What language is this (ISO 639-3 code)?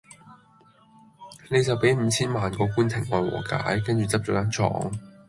yue